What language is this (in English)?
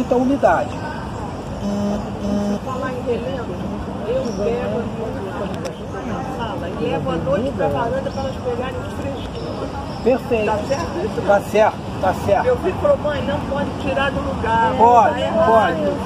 Portuguese